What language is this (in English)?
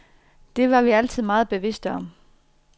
Danish